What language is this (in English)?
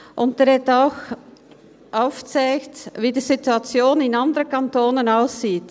Swiss German